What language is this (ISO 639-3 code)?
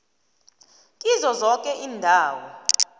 nbl